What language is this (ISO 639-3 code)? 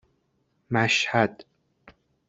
fas